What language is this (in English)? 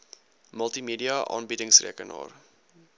Afrikaans